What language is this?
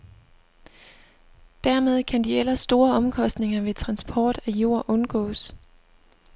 Danish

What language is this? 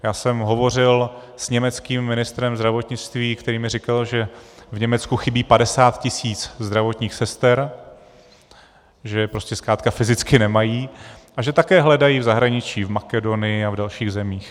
Czech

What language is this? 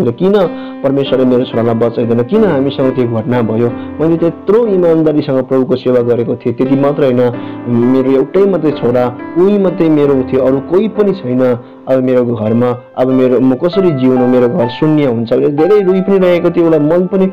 Romanian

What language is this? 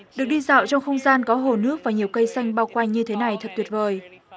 Vietnamese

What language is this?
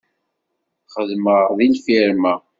Kabyle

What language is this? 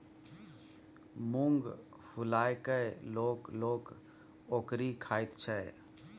Maithili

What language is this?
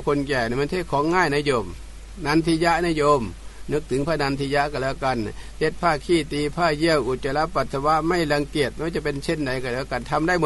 Thai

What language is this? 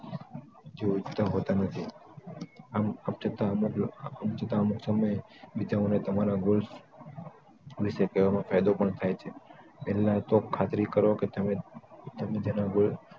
Gujarati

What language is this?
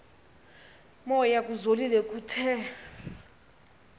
Xhosa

